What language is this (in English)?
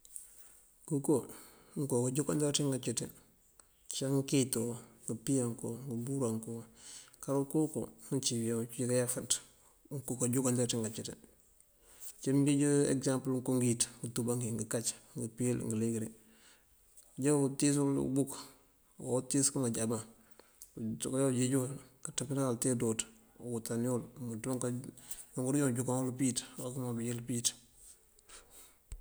Mandjak